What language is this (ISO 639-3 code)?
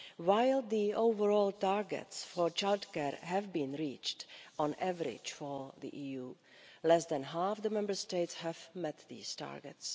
eng